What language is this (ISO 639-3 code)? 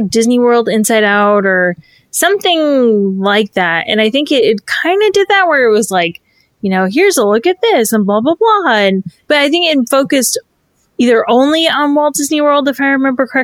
eng